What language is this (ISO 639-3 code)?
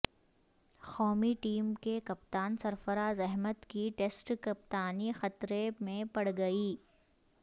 urd